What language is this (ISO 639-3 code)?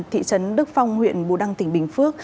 vie